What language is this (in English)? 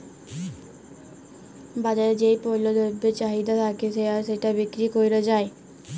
Bangla